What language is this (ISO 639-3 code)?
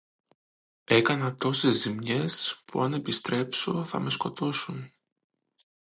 ell